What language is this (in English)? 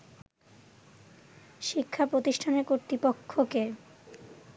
Bangla